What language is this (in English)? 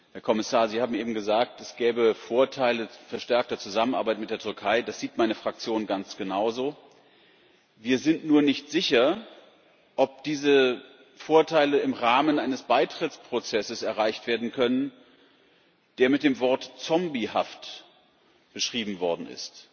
German